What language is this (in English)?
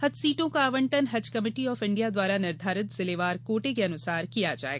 Hindi